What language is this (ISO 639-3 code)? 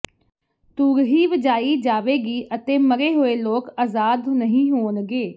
pan